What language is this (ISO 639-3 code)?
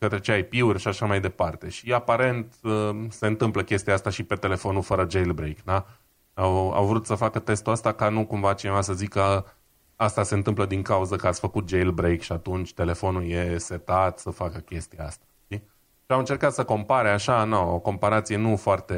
ron